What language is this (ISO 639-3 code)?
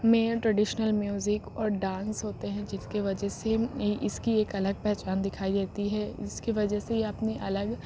urd